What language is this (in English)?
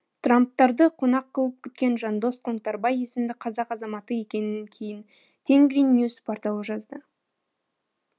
Kazakh